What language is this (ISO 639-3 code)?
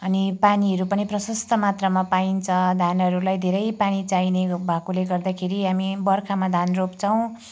nep